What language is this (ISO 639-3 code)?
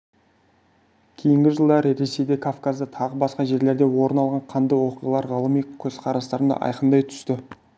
kaz